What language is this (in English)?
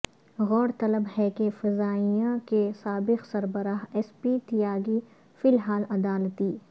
Urdu